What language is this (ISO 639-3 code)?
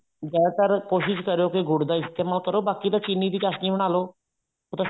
pan